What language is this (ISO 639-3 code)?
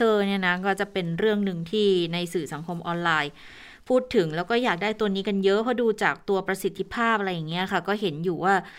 tha